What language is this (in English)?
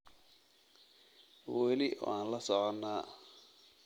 Somali